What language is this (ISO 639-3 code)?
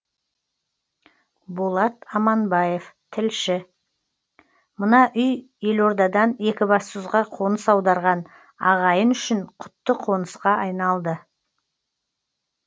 kaz